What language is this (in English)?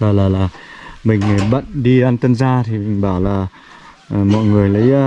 Vietnamese